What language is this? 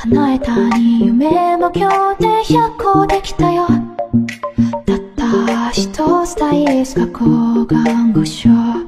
Japanese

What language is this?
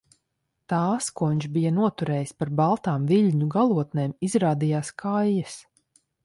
Latvian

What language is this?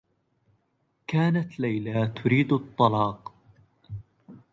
Arabic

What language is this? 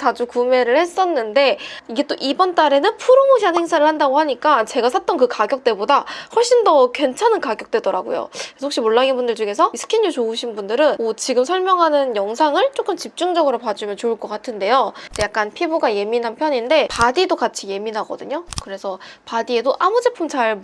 Korean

